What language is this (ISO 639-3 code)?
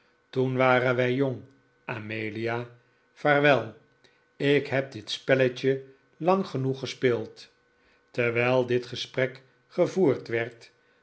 nld